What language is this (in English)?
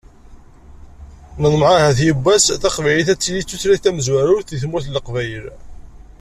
Kabyle